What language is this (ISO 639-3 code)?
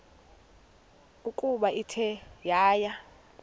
xho